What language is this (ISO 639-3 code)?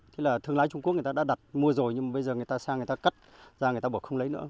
vie